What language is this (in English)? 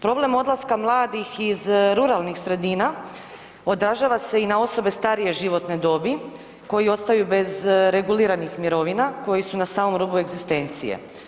Croatian